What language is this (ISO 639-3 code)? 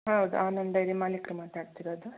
kan